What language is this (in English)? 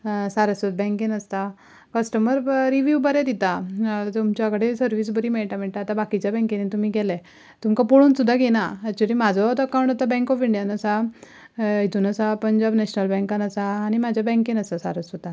Konkani